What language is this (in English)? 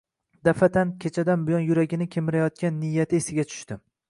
Uzbek